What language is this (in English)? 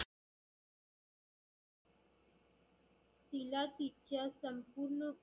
Marathi